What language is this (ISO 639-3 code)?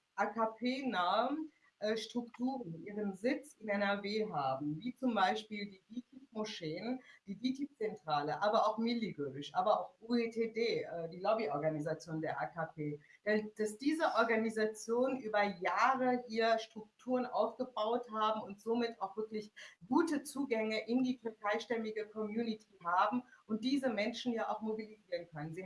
deu